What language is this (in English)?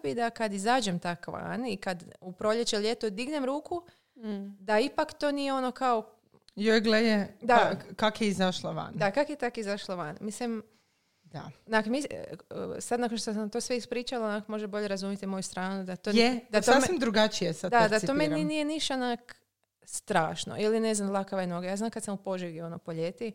Croatian